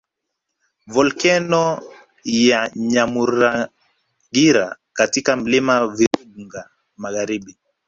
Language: Swahili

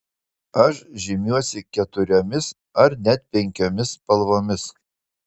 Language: Lithuanian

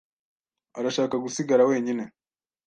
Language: Kinyarwanda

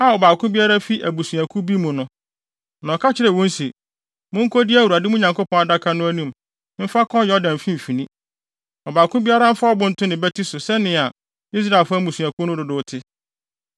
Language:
Akan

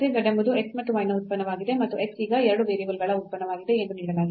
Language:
Kannada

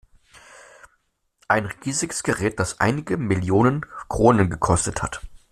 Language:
German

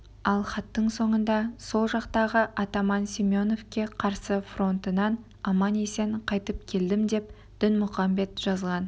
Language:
Kazakh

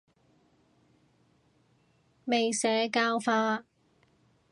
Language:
Cantonese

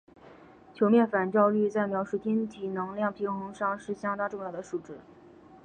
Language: Chinese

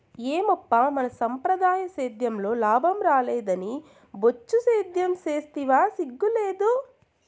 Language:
Telugu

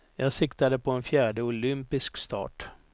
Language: Swedish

